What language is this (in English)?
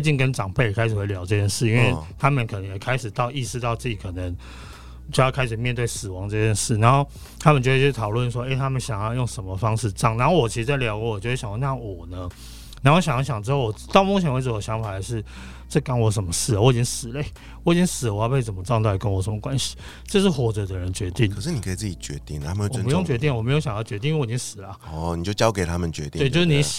Chinese